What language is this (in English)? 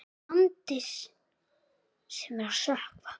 Icelandic